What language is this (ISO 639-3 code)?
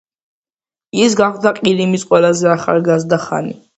kat